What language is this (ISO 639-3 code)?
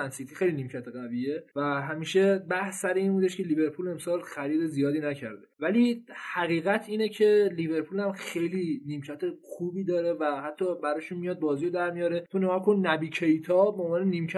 fas